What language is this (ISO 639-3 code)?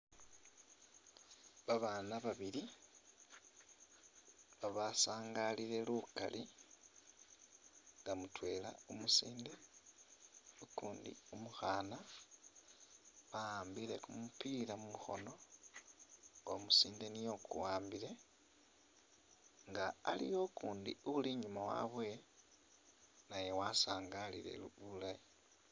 myx